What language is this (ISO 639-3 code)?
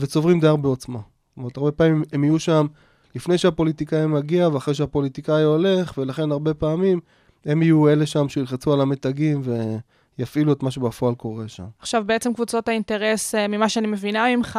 heb